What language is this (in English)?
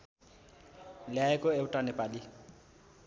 Nepali